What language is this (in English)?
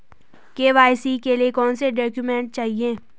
Hindi